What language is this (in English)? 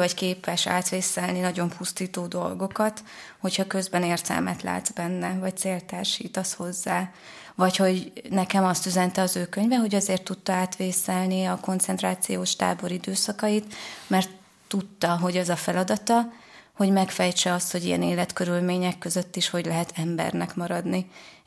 Hungarian